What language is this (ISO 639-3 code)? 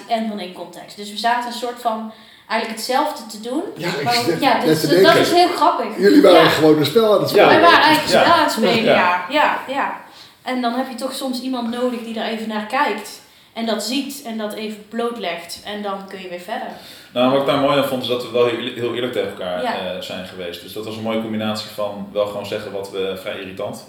nld